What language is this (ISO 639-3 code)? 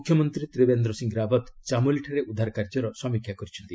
ori